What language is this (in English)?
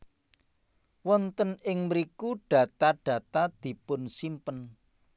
Javanese